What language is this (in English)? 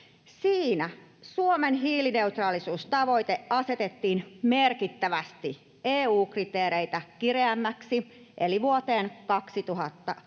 Finnish